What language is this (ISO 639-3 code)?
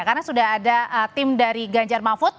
ind